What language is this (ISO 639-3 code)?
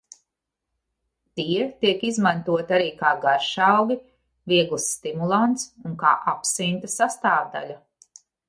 lav